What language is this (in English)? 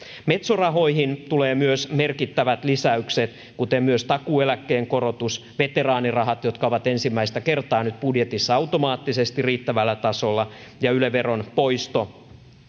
Finnish